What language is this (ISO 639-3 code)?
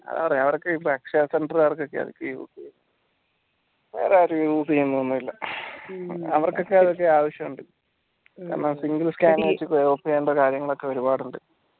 mal